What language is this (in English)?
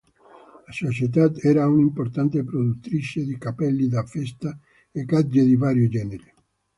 Italian